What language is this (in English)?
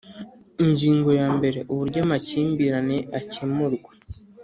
Kinyarwanda